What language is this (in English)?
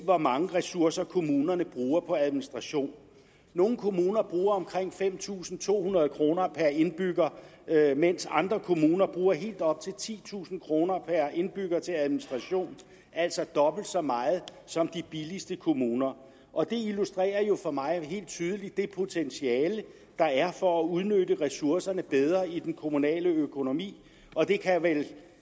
Danish